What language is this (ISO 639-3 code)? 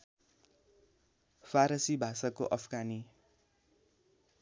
nep